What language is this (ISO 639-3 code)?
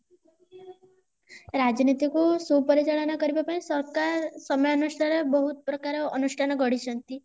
ori